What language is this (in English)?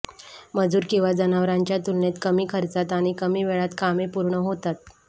Marathi